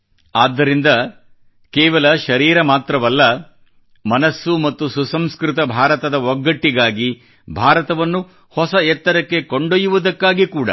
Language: Kannada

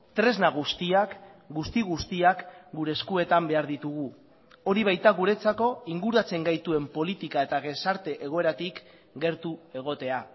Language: Basque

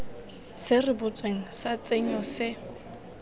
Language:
Tswana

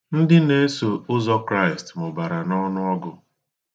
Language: Igbo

